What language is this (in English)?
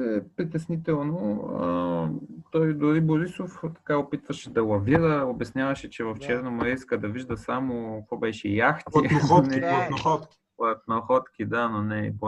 Bulgarian